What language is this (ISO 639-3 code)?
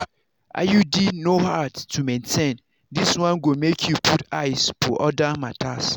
pcm